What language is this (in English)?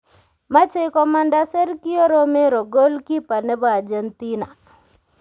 Kalenjin